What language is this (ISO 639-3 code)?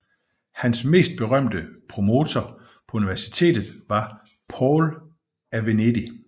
dan